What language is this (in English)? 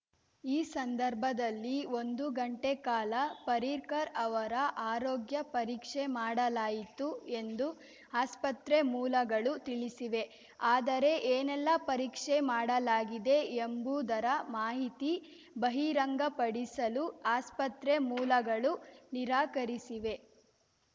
Kannada